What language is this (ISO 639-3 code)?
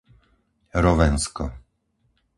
slk